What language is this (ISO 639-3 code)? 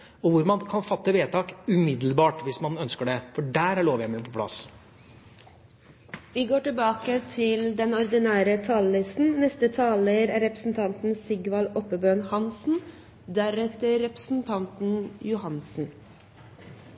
nob